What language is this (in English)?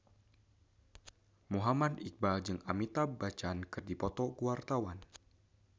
Sundanese